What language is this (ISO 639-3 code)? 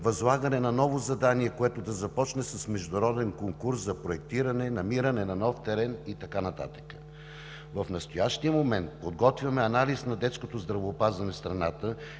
bul